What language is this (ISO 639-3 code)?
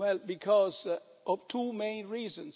eng